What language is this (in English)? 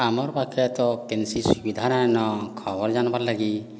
Odia